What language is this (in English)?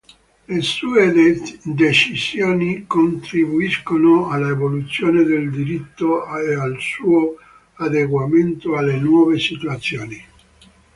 Italian